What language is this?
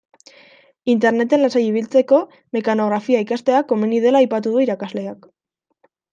Basque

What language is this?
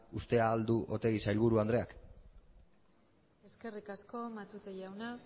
Basque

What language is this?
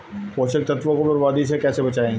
Hindi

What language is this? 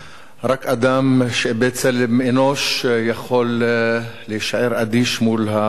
Hebrew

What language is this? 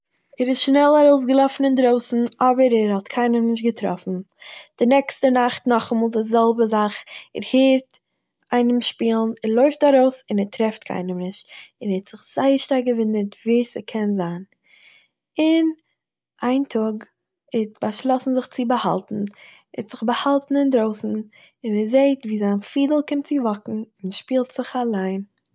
Yiddish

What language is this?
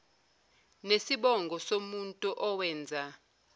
Zulu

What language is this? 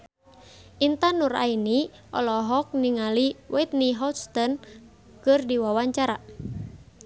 Sundanese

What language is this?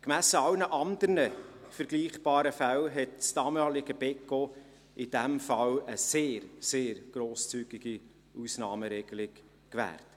Swiss German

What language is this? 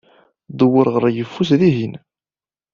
Kabyle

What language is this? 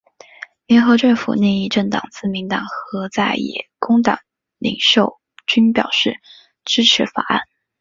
Chinese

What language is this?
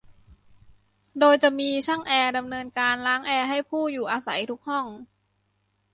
Thai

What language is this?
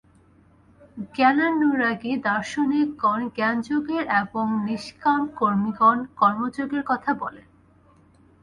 Bangla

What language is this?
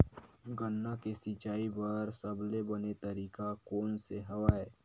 Chhattisgarhi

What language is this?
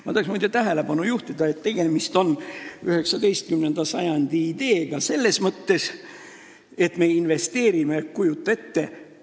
Estonian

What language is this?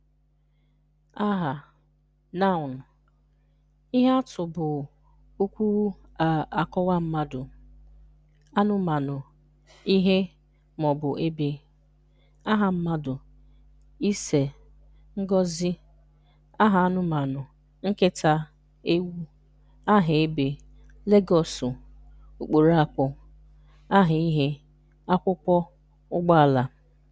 Igbo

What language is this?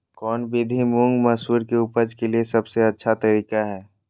Magahi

